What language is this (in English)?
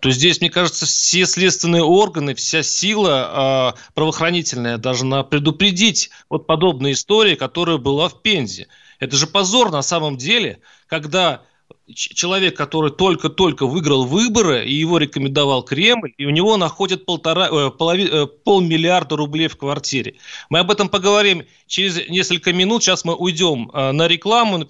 Russian